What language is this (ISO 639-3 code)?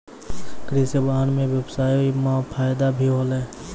mai